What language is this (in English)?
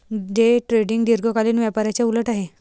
Marathi